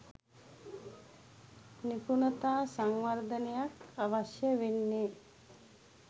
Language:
Sinhala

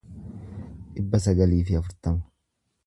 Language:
Oromo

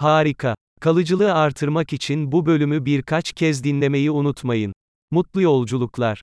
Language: Turkish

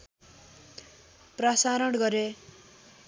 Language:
Nepali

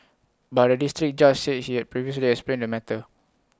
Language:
English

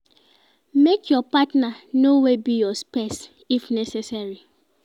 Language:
Nigerian Pidgin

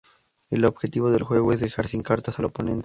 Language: Spanish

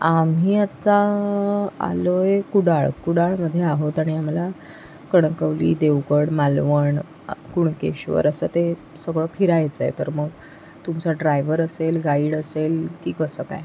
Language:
Marathi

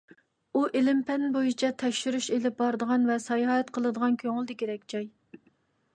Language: Uyghur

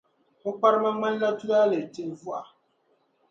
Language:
Dagbani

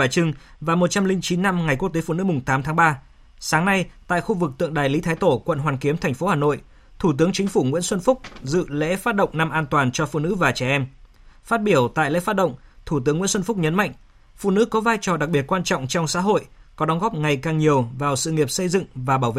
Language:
Vietnamese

